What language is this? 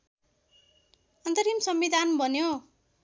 Nepali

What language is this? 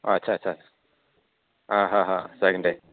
Bodo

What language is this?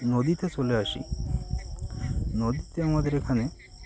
Bangla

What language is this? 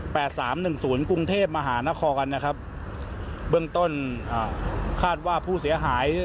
Thai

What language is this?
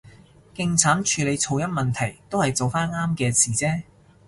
Cantonese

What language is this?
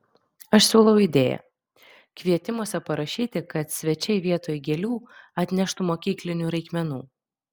Lithuanian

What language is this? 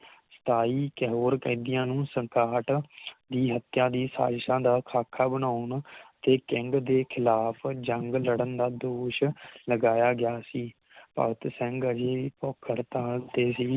Punjabi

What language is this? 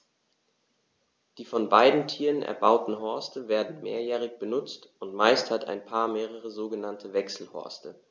German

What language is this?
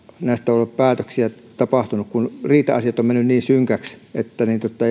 Finnish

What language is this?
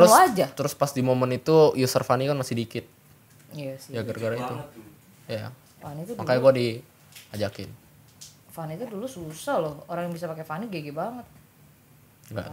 Indonesian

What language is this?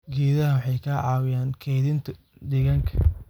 Somali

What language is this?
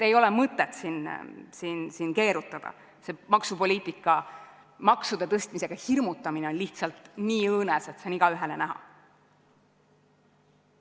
Estonian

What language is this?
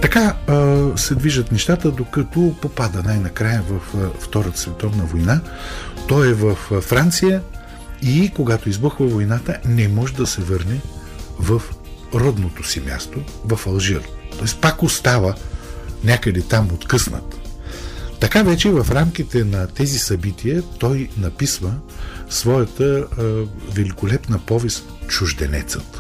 Bulgarian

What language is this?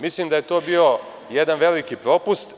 Serbian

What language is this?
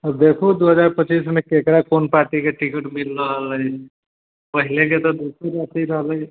Maithili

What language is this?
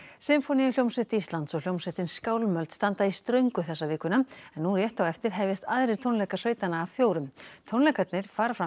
Icelandic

